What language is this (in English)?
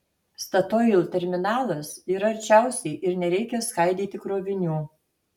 Lithuanian